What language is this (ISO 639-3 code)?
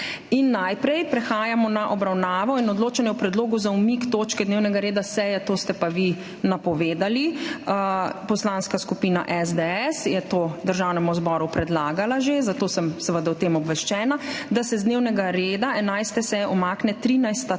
slv